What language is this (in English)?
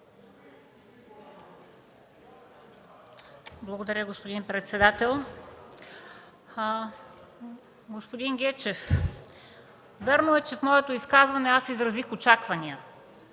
Bulgarian